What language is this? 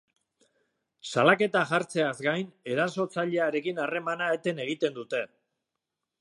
Basque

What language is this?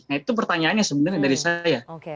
Indonesian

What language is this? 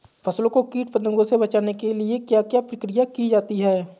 Hindi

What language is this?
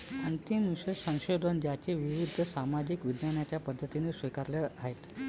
Marathi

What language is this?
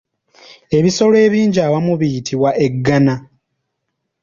Ganda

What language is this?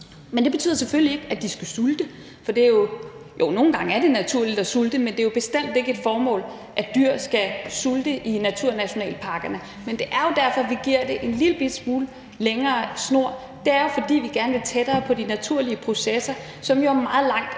Danish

